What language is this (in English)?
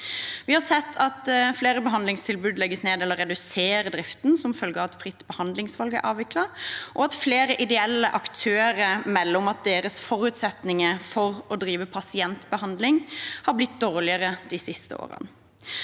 Norwegian